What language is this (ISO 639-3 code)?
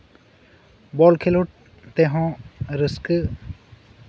sat